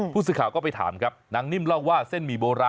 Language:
Thai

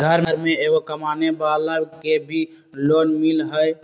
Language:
Magahi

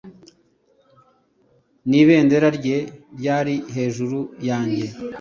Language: Kinyarwanda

